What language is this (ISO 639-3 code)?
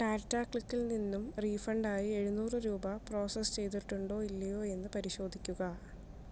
mal